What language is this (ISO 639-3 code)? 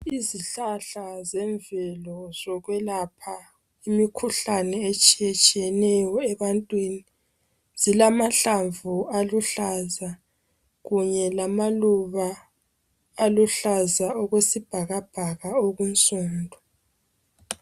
nde